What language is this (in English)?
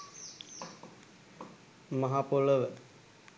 Sinhala